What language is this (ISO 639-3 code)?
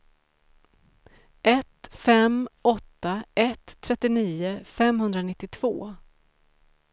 swe